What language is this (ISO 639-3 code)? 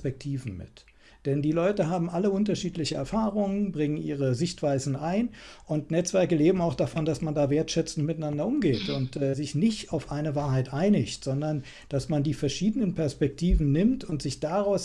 deu